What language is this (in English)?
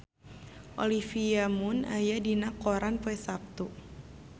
Sundanese